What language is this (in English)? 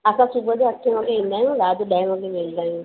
Sindhi